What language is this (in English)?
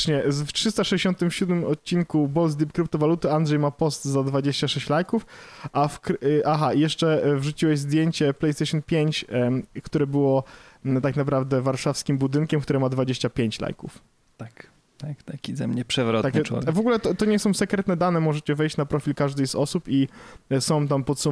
Polish